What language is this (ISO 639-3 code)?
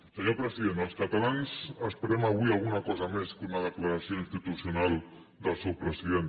cat